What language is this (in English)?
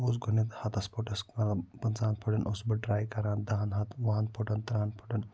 Kashmiri